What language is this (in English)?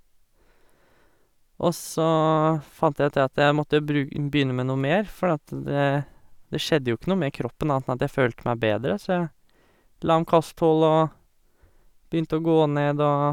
Norwegian